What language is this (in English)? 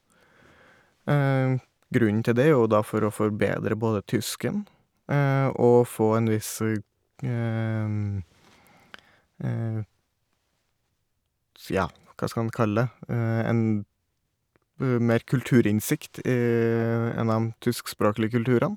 Norwegian